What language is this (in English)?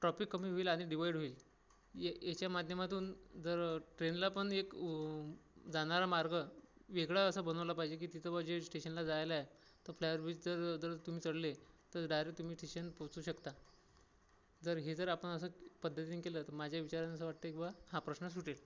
Marathi